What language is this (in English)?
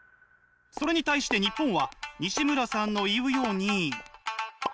Japanese